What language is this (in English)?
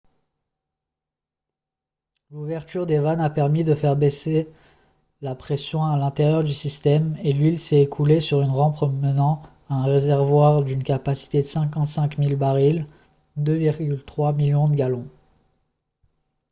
French